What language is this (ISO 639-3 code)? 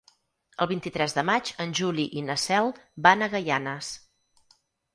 cat